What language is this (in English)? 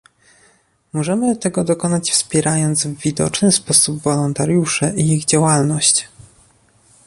Polish